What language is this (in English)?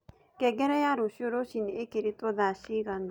Kikuyu